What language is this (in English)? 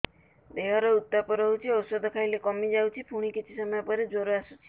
Odia